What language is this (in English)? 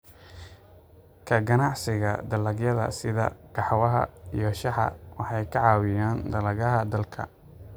Somali